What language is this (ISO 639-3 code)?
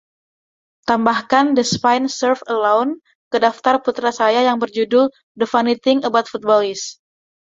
ind